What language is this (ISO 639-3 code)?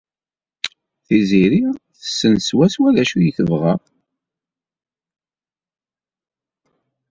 kab